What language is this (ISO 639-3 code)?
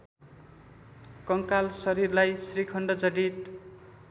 nep